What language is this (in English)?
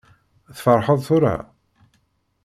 Kabyle